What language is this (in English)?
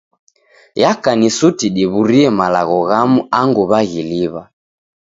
Taita